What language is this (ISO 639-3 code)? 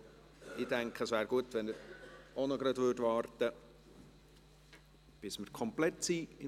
gsw